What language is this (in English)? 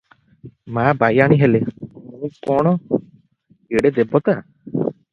Odia